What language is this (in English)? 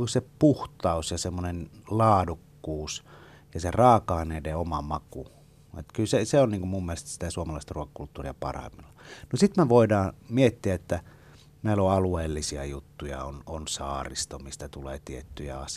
Finnish